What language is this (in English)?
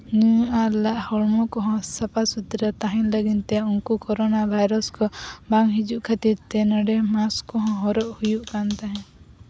Santali